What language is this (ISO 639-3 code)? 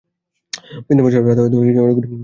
ben